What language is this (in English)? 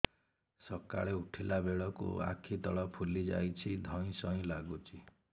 Odia